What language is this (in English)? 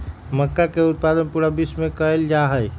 Magahi